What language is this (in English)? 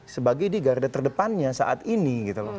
Indonesian